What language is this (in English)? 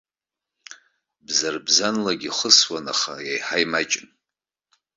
Abkhazian